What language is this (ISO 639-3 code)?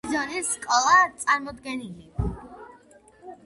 kat